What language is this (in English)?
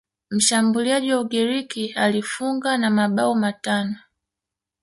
Swahili